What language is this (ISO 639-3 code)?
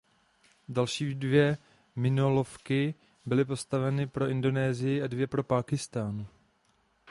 ces